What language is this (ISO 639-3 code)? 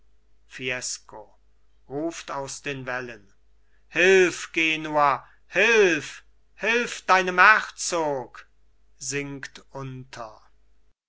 deu